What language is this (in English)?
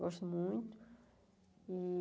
Portuguese